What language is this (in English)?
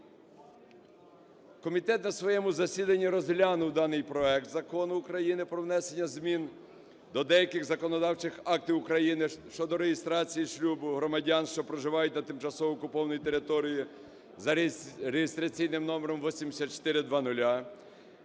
Ukrainian